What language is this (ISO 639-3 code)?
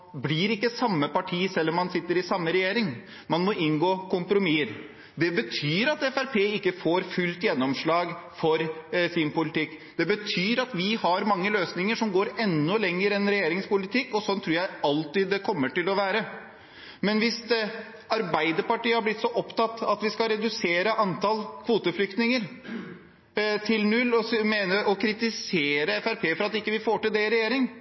nob